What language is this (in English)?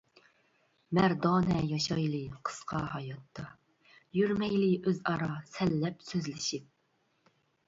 Uyghur